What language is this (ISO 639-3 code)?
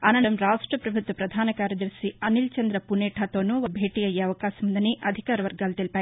tel